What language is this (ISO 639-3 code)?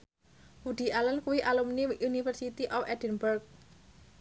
jav